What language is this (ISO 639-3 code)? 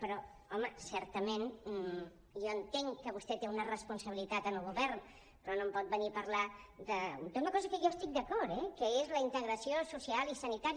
cat